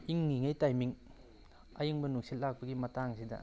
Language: Manipuri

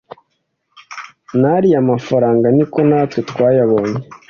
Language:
Kinyarwanda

